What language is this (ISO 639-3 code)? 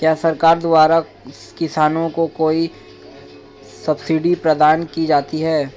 hin